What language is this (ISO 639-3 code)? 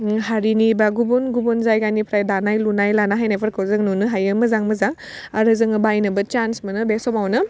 brx